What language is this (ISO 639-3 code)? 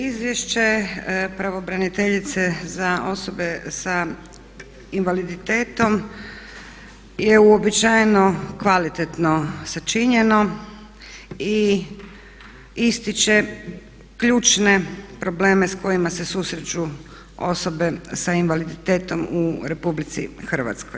hrv